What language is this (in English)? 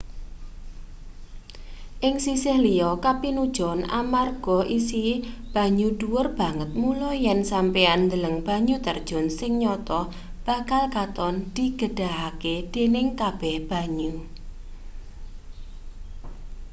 Javanese